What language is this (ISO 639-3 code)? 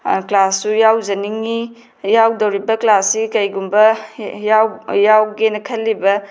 mni